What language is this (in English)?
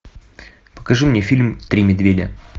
Russian